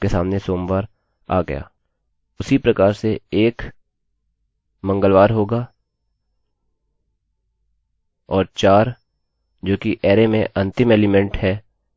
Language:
Hindi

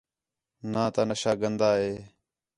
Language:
Khetrani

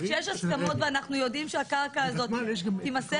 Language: Hebrew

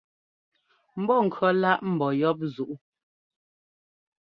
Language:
Ngomba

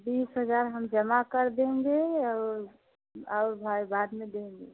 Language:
Hindi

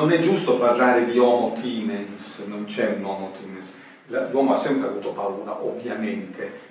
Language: Italian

